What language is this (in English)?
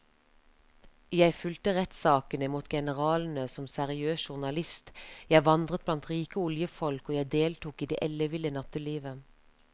Norwegian